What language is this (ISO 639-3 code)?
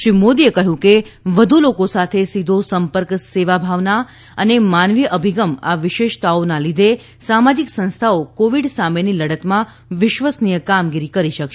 guj